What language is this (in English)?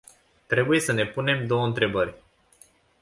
Romanian